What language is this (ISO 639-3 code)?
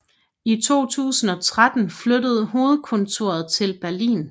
dan